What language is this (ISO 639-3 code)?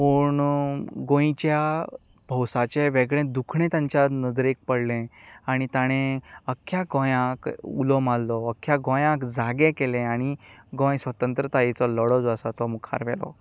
kok